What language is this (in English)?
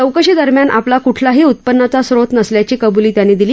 Marathi